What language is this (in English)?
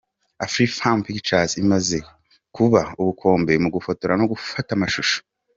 Kinyarwanda